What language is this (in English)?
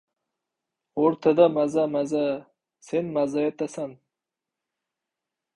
Uzbek